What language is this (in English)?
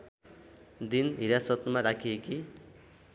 Nepali